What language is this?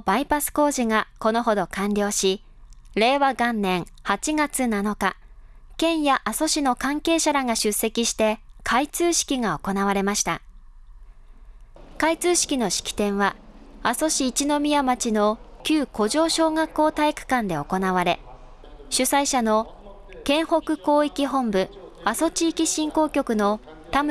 Japanese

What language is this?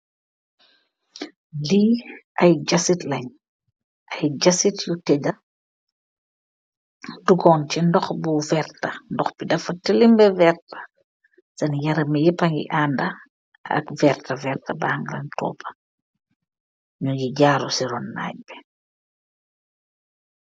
Wolof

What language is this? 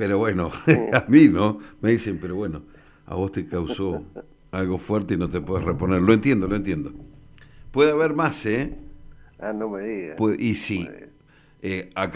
Spanish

